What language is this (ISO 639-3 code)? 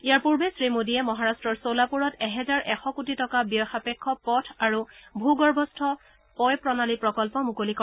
asm